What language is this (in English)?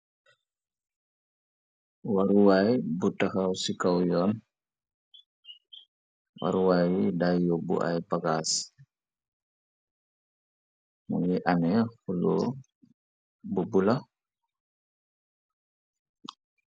Wolof